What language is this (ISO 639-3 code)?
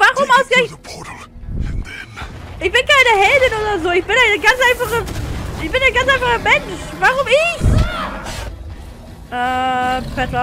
deu